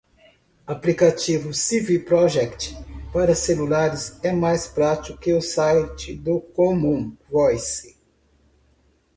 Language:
Portuguese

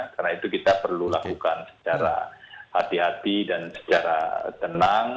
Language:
Indonesian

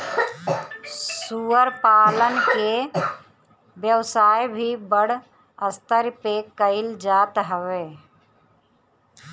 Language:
Bhojpuri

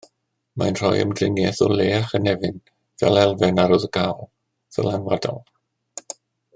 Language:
Welsh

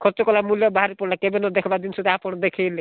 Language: Odia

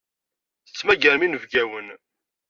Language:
Kabyle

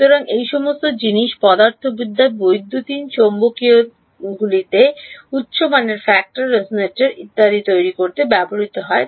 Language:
Bangla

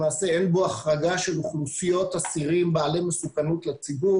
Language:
Hebrew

